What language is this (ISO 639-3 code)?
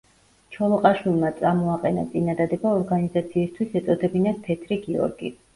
kat